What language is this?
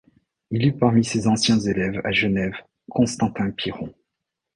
French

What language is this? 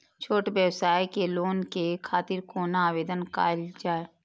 Maithili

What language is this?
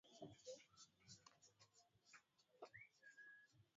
Swahili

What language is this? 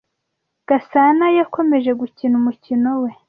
Kinyarwanda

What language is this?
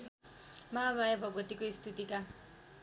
Nepali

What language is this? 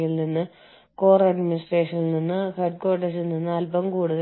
Malayalam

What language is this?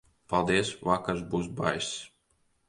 Latvian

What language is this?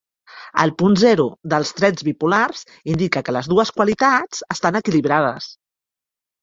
Catalan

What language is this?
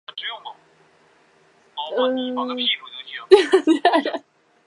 Chinese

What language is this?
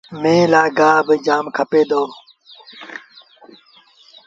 Sindhi Bhil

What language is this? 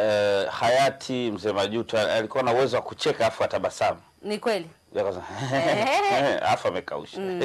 Swahili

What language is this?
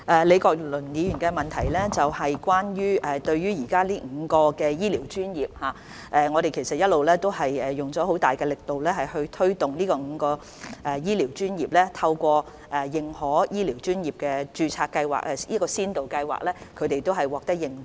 Cantonese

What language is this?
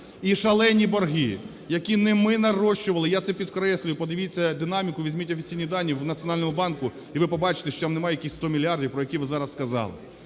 Ukrainian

